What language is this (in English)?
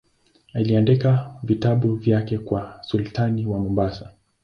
Swahili